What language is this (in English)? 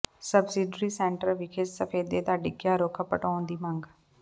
Punjabi